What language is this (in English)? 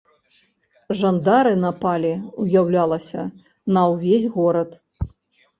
Belarusian